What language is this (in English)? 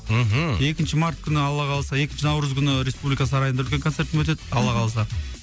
Kazakh